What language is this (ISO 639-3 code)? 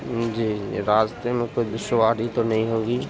urd